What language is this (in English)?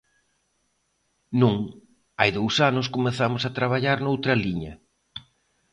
Galician